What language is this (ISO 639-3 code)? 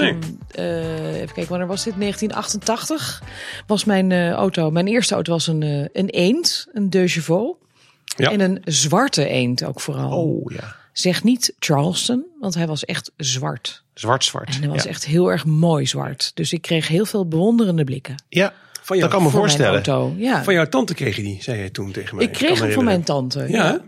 nld